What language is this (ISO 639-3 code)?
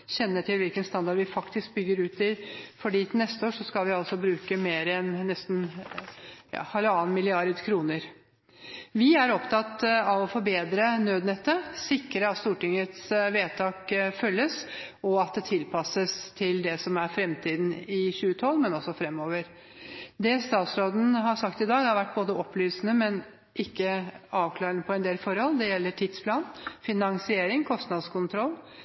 nob